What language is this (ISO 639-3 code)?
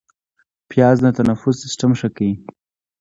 pus